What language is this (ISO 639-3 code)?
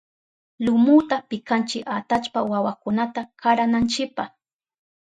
qup